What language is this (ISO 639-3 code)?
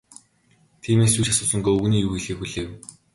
mon